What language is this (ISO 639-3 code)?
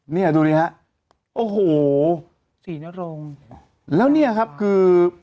tha